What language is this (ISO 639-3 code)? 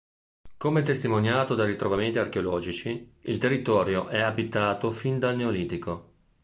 ita